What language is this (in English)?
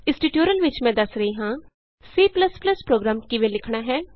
Punjabi